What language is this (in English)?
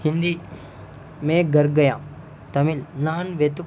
Telugu